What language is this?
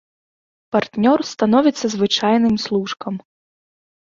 Belarusian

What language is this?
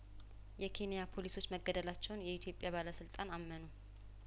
Amharic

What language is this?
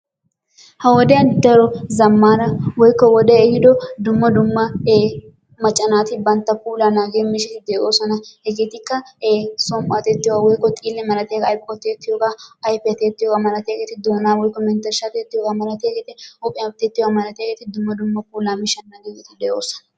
Wolaytta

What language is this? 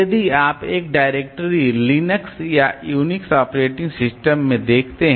Hindi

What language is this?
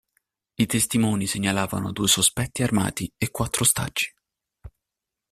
Italian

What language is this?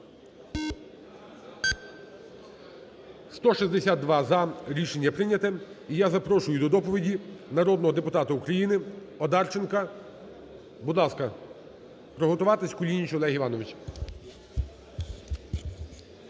Ukrainian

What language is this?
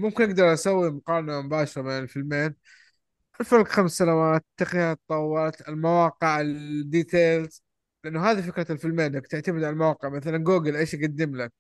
Arabic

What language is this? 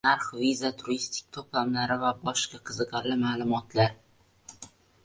Uzbek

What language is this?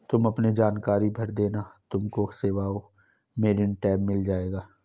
Hindi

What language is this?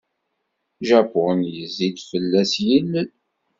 Kabyle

